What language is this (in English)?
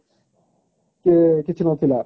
Odia